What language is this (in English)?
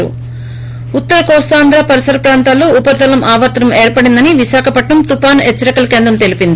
Telugu